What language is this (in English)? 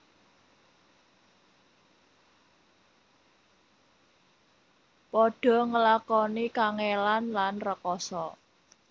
Javanese